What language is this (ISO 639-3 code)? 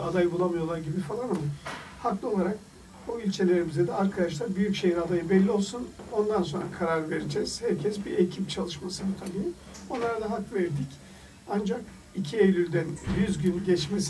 tur